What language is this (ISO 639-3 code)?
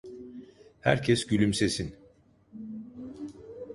tur